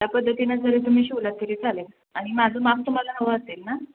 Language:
Marathi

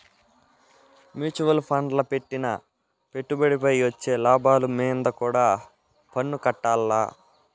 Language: Telugu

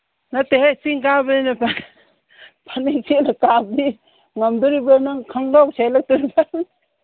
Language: Manipuri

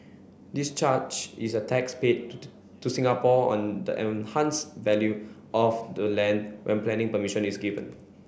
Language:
English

